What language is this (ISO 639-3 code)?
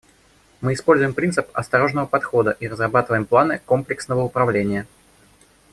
rus